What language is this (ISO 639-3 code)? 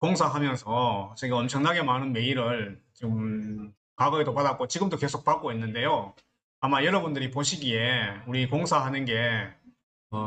kor